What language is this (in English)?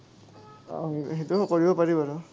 Assamese